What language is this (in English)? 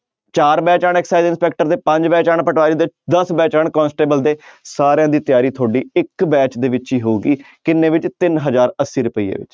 Punjabi